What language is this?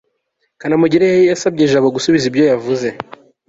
Kinyarwanda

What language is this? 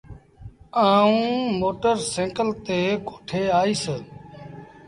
Sindhi Bhil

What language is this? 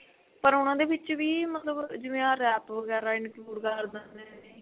Punjabi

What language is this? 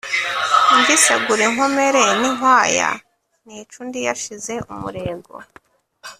Kinyarwanda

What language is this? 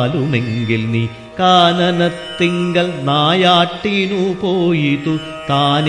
Malayalam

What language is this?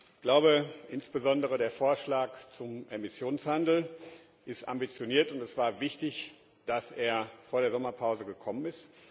German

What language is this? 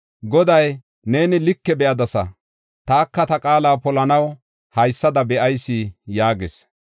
Gofa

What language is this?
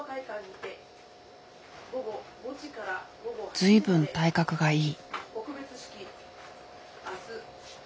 Japanese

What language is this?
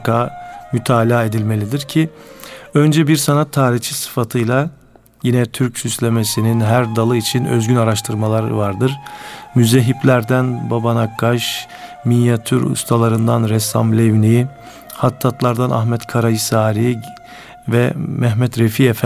Turkish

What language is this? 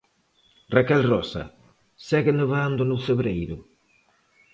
Galician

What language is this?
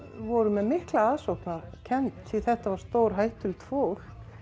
Icelandic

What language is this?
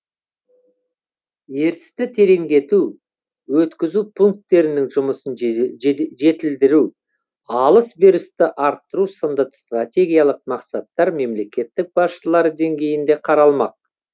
Kazakh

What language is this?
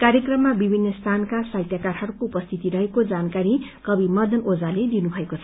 Nepali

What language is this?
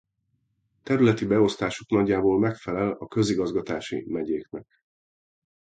Hungarian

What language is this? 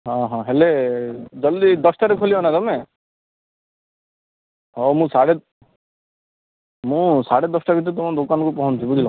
Odia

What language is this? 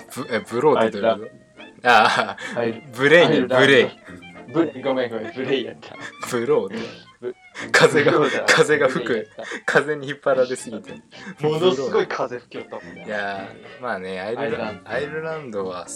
Japanese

